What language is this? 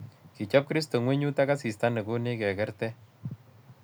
Kalenjin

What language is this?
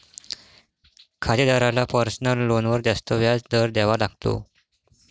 Marathi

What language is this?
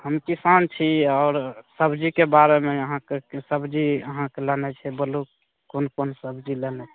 Maithili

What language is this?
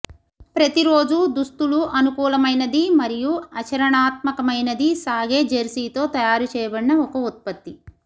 Telugu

